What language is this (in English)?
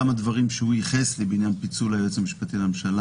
Hebrew